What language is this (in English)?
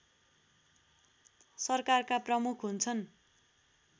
Nepali